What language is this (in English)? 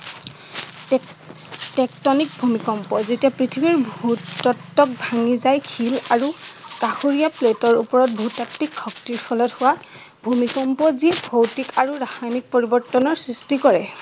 Assamese